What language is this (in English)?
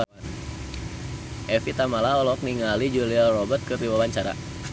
Sundanese